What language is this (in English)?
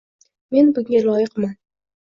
Uzbek